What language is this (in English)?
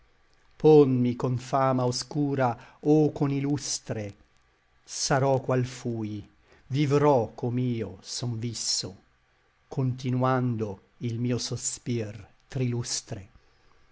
Italian